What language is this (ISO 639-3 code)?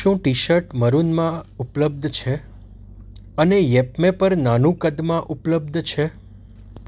guj